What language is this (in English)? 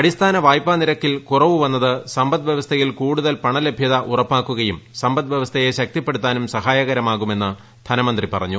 Malayalam